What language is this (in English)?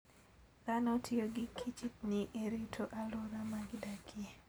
Luo (Kenya and Tanzania)